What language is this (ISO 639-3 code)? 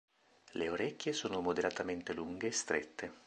ita